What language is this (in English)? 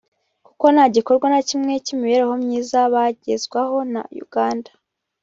Kinyarwanda